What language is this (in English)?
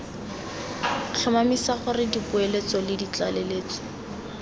Tswana